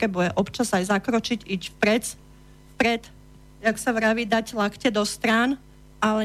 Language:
Slovak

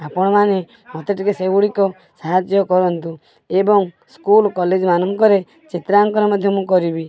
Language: Odia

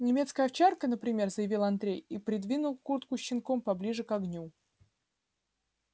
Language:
Russian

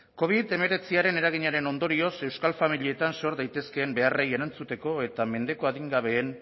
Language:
Basque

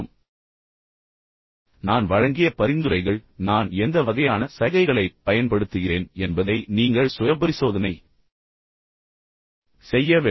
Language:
Tamil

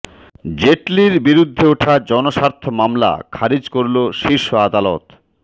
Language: Bangla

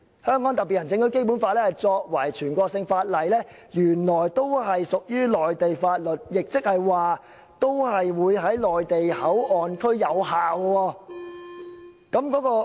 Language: Cantonese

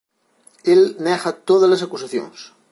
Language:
Galician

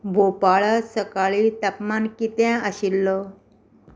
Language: Konkani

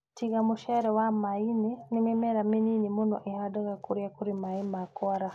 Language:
Kikuyu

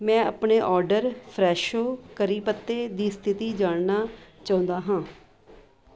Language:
Punjabi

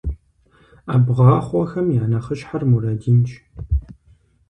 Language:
Kabardian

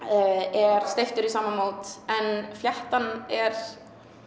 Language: Icelandic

